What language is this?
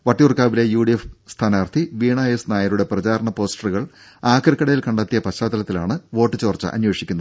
Malayalam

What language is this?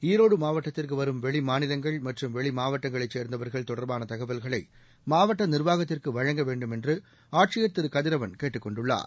Tamil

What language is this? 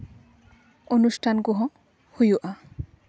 Santali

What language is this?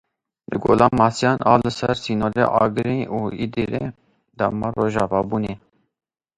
Kurdish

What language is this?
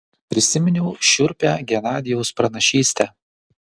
Lithuanian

